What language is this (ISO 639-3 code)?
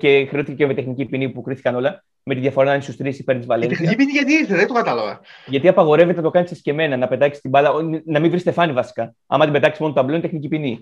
ell